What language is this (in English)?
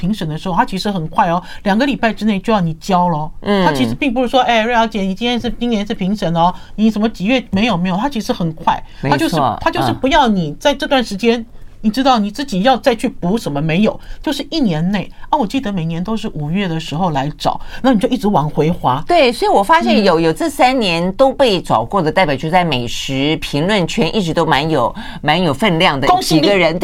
Chinese